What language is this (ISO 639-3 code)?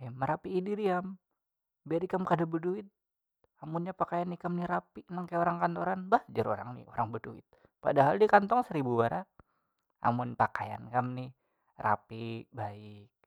bjn